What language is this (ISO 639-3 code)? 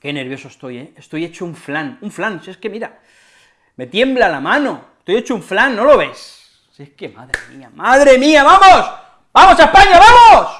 spa